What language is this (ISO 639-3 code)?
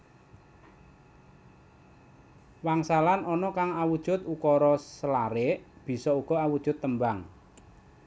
jav